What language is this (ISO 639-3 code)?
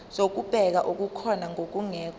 zul